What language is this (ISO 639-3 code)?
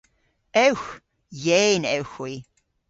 cor